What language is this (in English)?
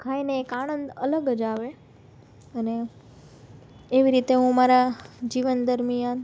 Gujarati